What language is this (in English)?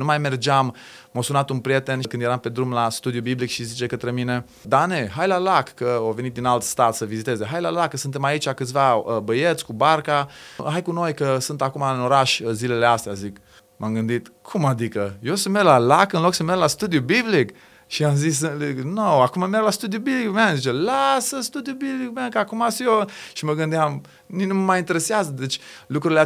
Romanian